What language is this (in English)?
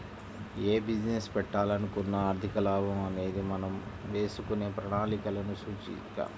Telugu